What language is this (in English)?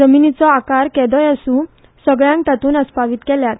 Konkani